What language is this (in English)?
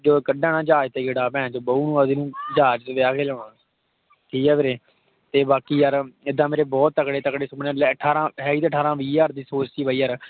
Punjabi